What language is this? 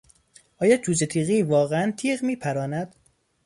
Persian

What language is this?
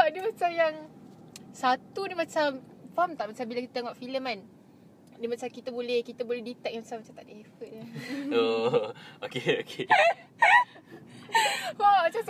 Malay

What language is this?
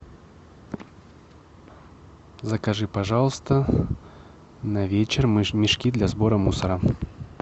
Russian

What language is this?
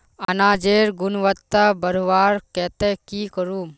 Magahi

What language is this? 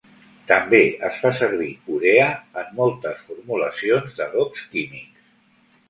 Catalan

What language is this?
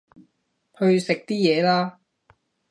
Cantonese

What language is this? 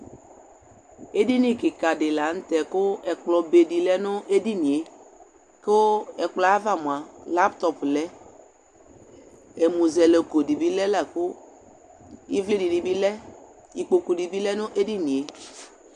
Ikposo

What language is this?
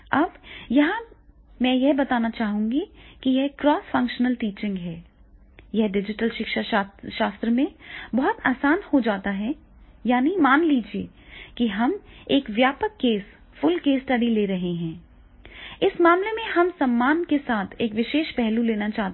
Hindi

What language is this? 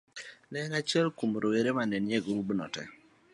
Luo (Kenya and Tanzania)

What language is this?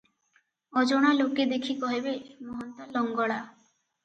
Odia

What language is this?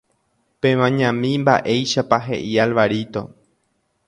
Guarani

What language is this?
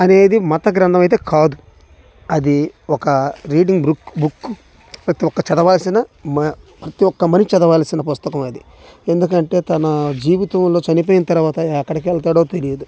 Telugu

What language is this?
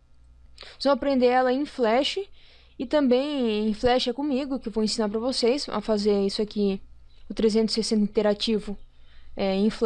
Portuguese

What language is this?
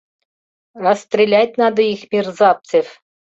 Mari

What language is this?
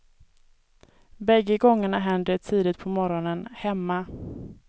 Swedish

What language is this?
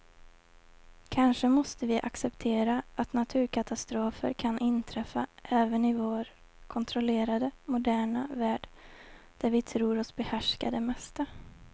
Swedish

